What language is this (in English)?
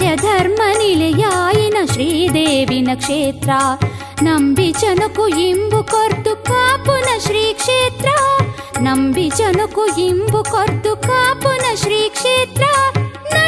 Kannada